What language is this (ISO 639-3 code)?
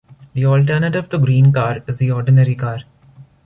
eng